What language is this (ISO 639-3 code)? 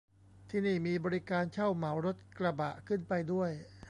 tha